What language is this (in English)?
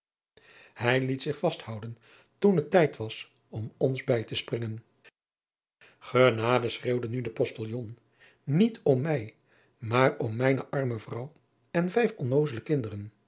Dutch